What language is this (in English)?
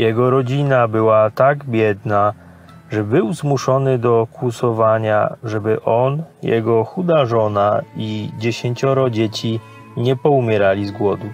Polish